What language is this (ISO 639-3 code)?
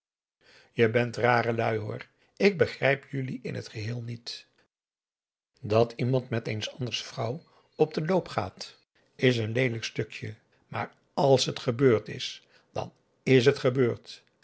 nld